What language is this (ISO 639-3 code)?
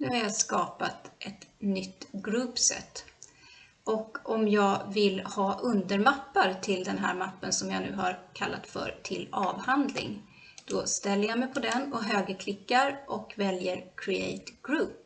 swe